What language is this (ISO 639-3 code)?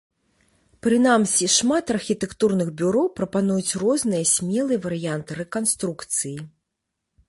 bel